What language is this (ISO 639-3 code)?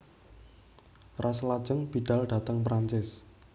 jav